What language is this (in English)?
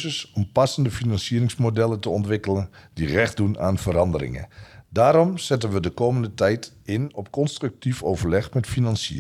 Dutch